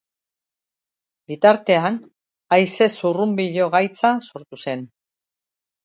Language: Basque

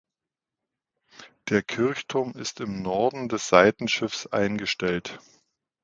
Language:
German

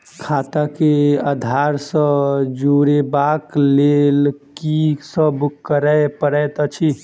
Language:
Maithili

